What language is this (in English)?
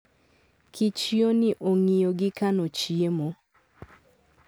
Luo (Kenya and Tanzania)